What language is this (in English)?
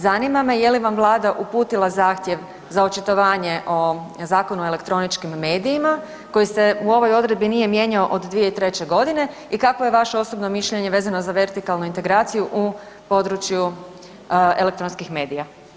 Croatian